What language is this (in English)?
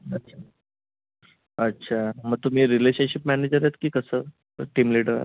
Marathi